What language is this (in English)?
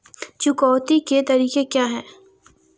Hindi